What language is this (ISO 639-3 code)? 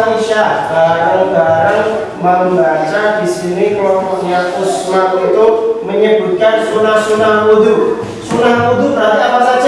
ind